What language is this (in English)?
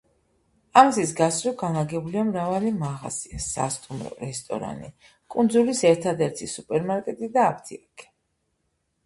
Georgian